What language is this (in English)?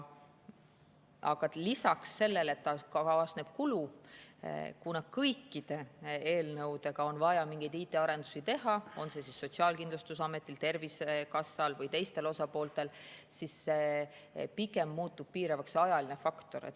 Estonian